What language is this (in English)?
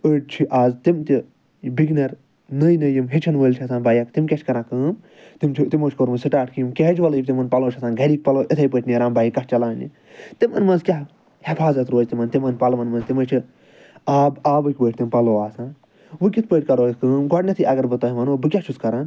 Kashmiri